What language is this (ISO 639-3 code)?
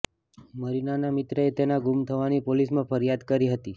guj